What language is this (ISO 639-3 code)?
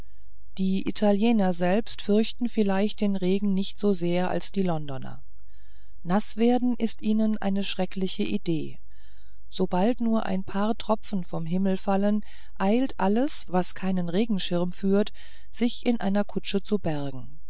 deu